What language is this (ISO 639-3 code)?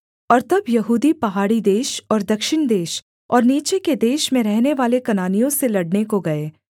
hin